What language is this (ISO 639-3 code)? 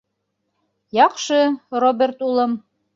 bak